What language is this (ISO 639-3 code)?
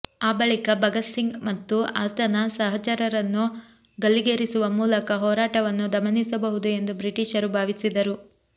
kan